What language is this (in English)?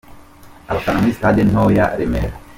Kinyarwanda